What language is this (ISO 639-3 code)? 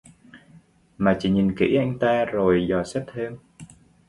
vie